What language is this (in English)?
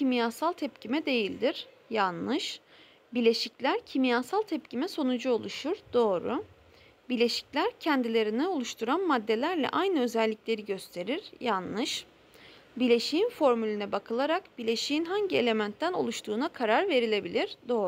Turkish